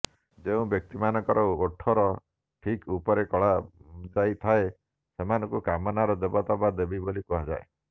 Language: Odia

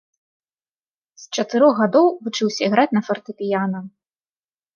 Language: Belarusian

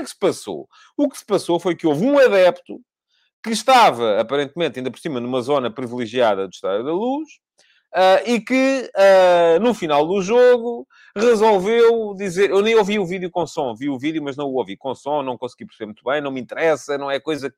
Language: Portuguese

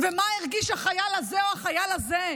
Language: Hebrew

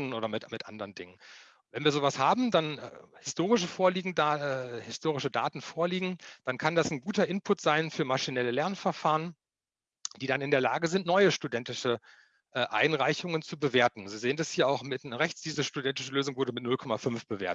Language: German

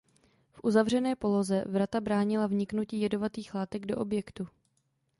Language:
Czech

